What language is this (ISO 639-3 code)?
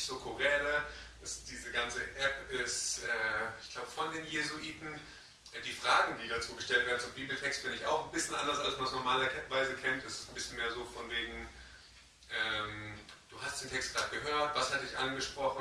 deu